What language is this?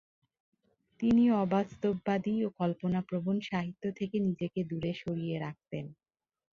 Bangla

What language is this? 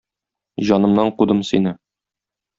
Tatar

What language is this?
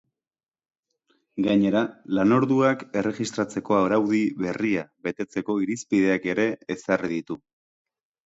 Basque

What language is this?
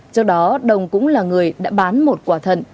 Vietnamese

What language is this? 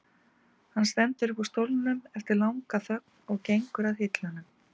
Icelandic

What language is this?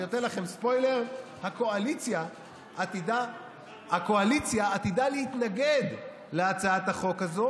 Hebrew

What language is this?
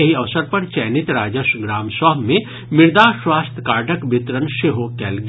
Maithili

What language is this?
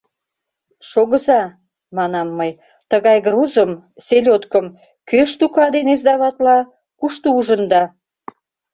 Mari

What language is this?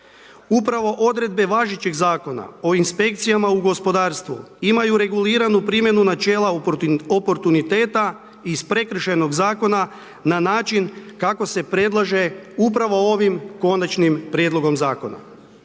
Croatian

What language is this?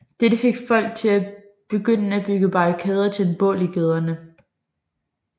Danish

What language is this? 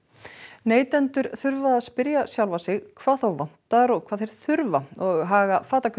Icelandic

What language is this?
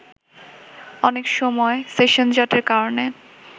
Bangla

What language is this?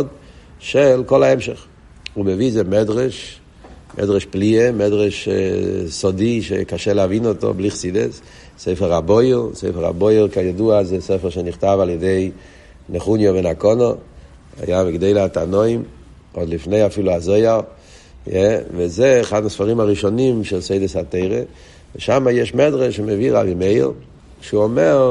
Hebrew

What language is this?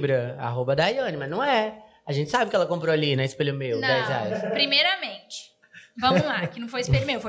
Portuguese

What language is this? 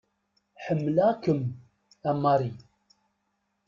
Kabyle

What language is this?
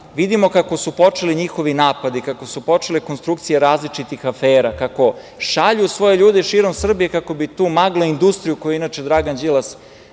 Serbian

